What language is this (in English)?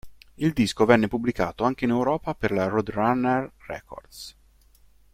Italian